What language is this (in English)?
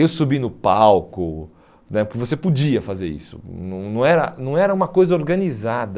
Portuguese